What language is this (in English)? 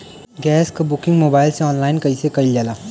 Bhojpuri